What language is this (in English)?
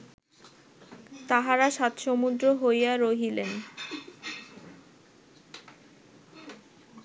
Bangla